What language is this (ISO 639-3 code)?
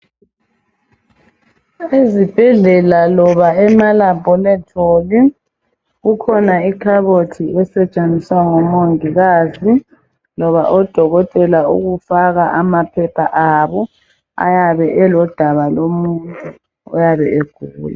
nde